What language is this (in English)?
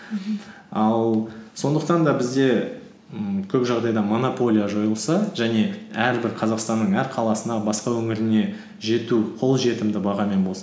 Kazakh